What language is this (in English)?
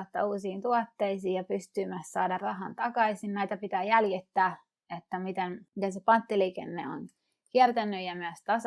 Finnish